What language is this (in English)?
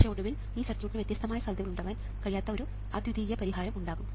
Malayalam